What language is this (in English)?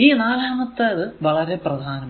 Malayalam